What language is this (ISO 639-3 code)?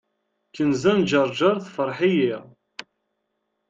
kab